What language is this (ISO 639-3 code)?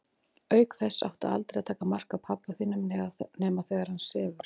isl